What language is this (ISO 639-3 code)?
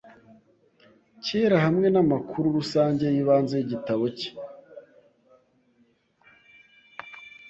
kin